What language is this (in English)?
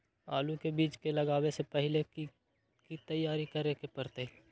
Magahi